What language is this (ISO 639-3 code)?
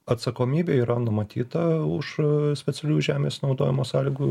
lit